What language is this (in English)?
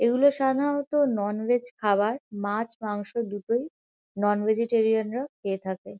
Bangla